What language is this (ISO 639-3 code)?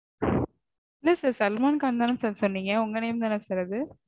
tam